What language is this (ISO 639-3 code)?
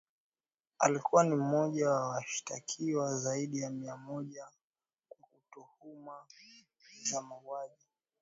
swa